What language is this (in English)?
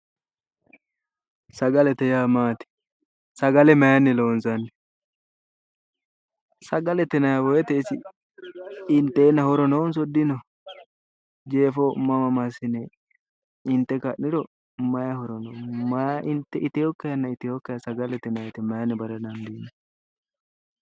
Sidamo